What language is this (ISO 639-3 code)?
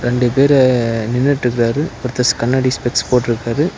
tam